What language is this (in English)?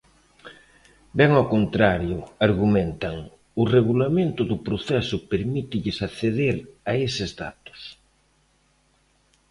Galician